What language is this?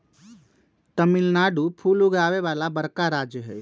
Magahi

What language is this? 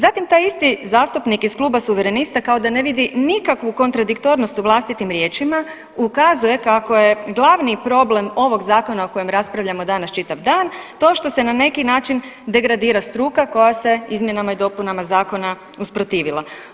Croatian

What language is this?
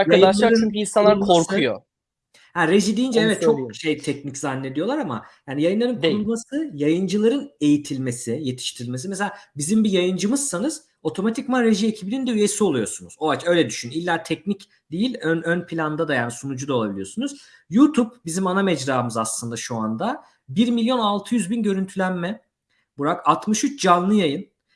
Turkish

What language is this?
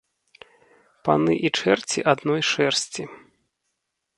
Belarusian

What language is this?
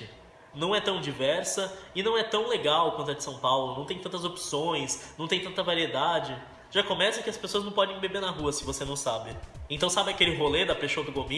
Portuguese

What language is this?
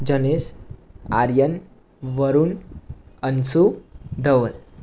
Gujarati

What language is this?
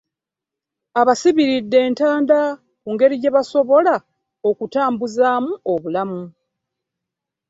Ganda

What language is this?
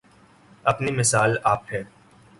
Urdu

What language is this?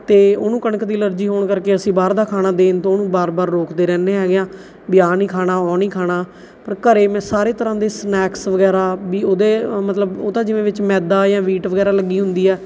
Punjabi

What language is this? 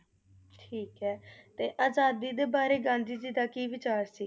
Punjabi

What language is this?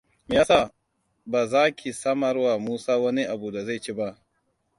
Hausa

